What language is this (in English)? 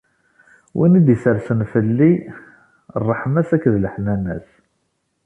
Kabyle